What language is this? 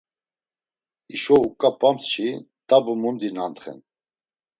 Laz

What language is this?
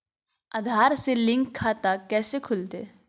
Magahi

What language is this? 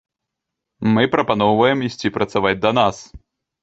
Belarusian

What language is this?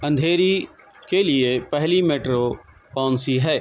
Urdu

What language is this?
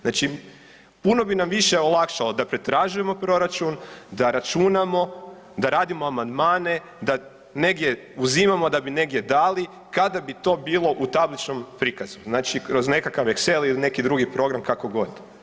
Croatian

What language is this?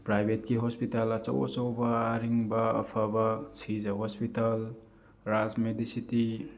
Manipuri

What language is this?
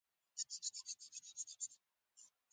Pashto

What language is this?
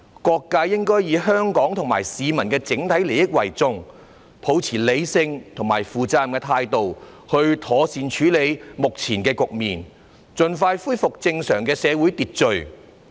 Cantonese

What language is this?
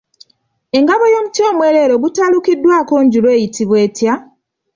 Ganda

